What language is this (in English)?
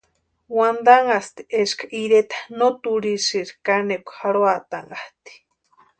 Western Highland Purepecha